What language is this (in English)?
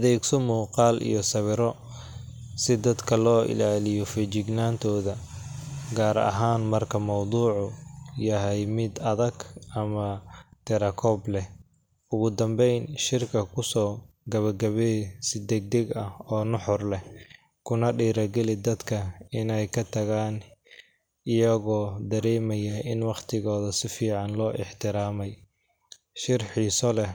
Somali